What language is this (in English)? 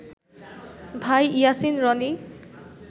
Bangla